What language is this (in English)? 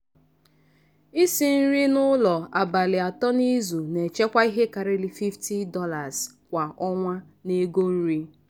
Igbo